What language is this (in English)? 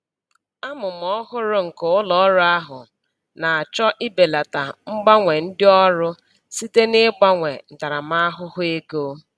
Igbo